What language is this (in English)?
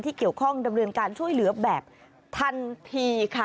Thai